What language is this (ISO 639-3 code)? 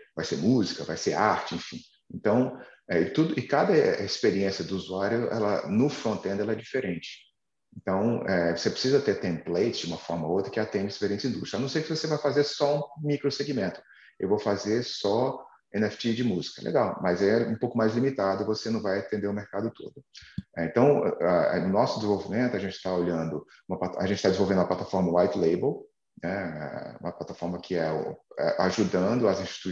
por